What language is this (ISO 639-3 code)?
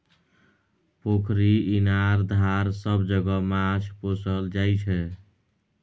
mai